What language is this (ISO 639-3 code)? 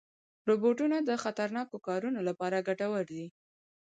pus